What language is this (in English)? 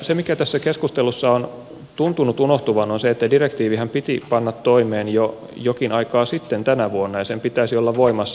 Finnish